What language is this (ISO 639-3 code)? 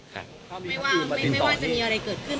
tha